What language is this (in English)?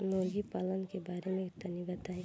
Bhojpuri